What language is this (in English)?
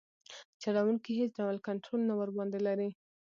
Pashto